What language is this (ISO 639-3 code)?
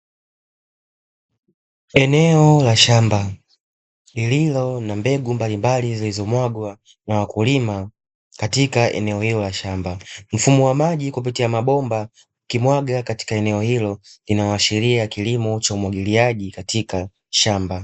swa